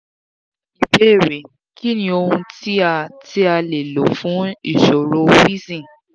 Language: Yoruba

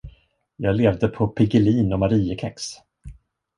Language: Swedish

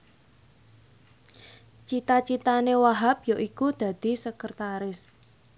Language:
Javanese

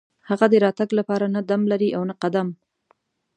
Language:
Pashto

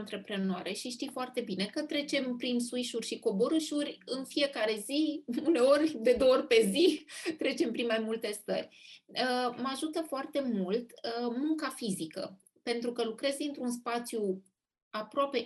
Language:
Romanian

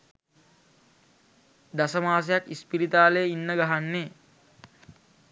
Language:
Sinhala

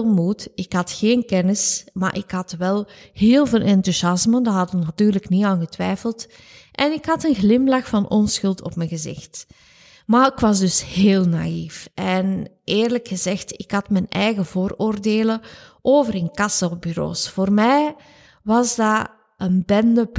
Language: Dutch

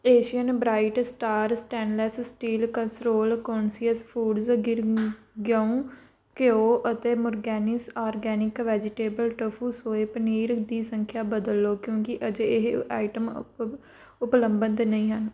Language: Punjabi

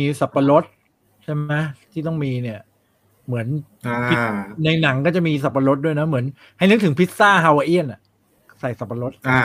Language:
Thai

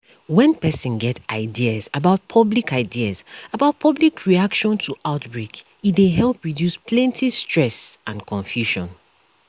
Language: Nigerian Pidgin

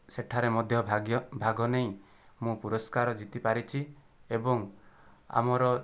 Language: Odia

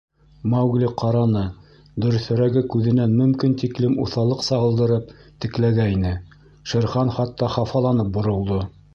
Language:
Bashkir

